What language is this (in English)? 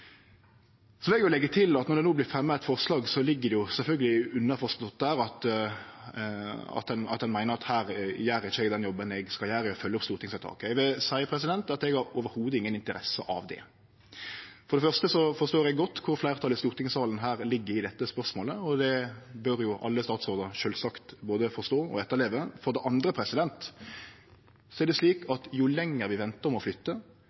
Norwegian Nynorsk